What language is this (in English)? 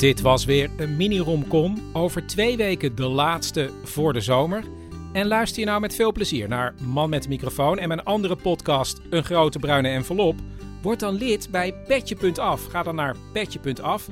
Dutch